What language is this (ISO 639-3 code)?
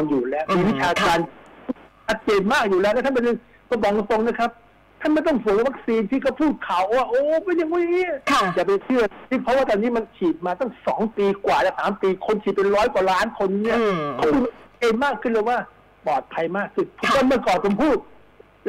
tha